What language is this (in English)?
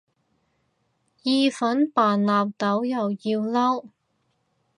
Cantonese